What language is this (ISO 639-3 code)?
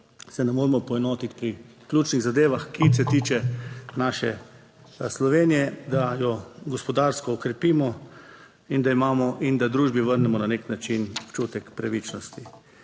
slv